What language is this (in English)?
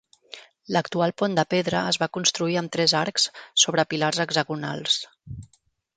Catalan